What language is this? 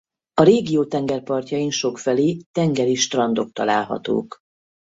Hungarian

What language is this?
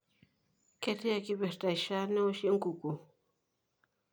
Masai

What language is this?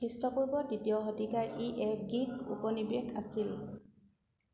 Assamese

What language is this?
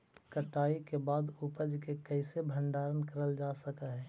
Magahi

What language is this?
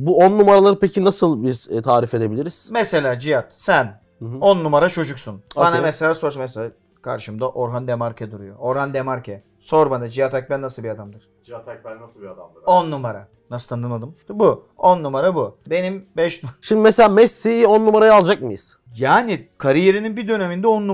Turkish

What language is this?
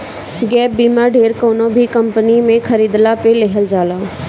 Bhojpuri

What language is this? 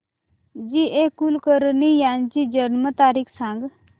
Marathi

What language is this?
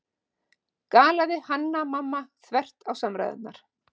Icelandic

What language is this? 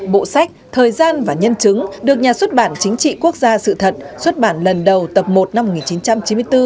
Vietnamese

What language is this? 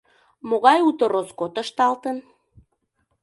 Mari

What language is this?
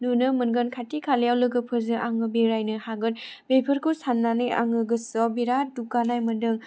Bodo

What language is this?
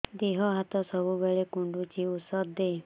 Odia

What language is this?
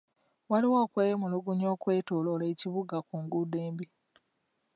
Ganda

